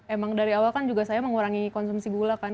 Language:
Indonesian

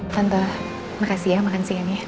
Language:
Indonesian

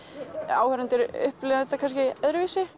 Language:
Icelandic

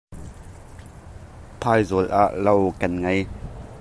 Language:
Hakha Chin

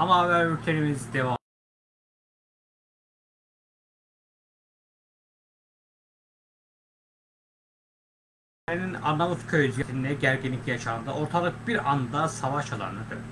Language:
Turkish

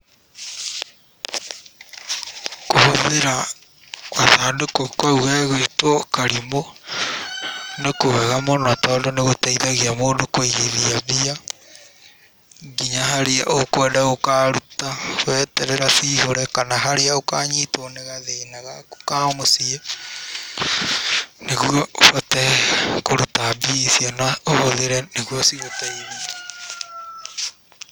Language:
Kikuyu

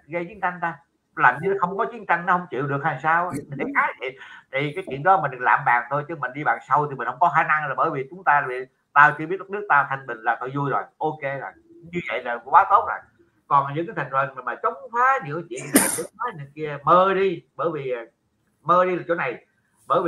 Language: Vietnamese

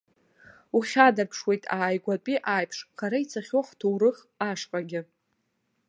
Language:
Abkhazian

